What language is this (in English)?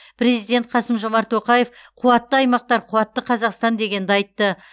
Kazakh